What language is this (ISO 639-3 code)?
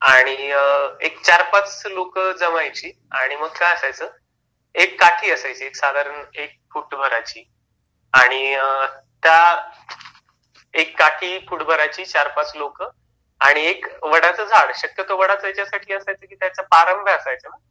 mar